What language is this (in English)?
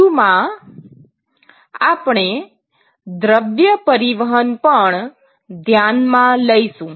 Gujarati